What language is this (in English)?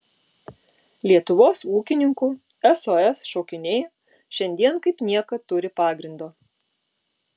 Lithuanian